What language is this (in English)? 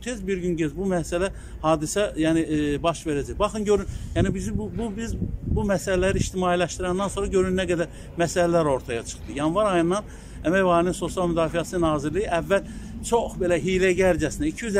Turkish